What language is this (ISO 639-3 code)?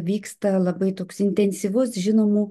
lit